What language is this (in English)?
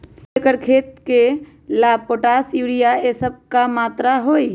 Magahi